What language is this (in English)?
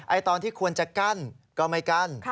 Thai